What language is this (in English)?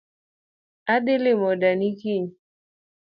Luo (Kenya and Tanzania)